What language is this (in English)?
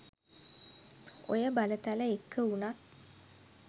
Sinhala